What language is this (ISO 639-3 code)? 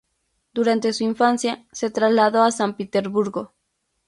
spa